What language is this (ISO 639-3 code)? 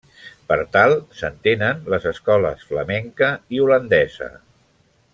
cat